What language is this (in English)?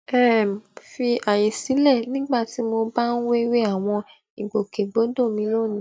Yoruba